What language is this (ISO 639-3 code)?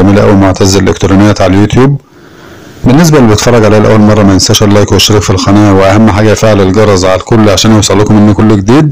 ara